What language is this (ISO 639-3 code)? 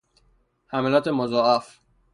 fas